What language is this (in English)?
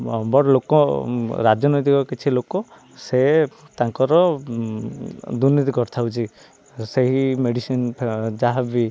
Odia